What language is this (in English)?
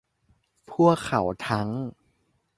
Thai